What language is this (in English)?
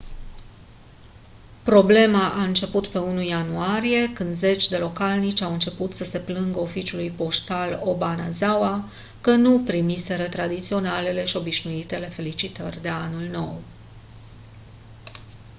Romanian